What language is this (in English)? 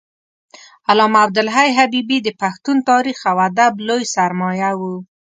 Pashto